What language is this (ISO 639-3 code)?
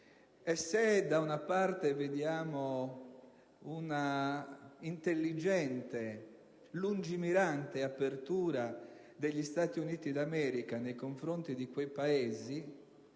ita